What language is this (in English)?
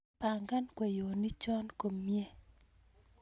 Kalenjin